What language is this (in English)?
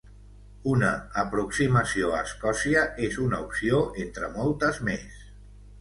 Catalan